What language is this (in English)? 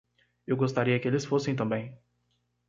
Portuguese